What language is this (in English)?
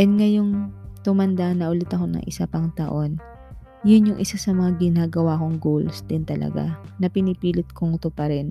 Filipino